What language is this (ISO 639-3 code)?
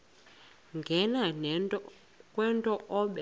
xho